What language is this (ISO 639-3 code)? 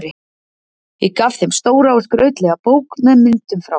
isl